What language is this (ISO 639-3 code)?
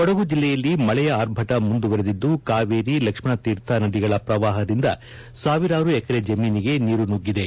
kan